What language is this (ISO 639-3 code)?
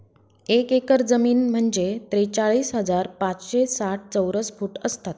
mar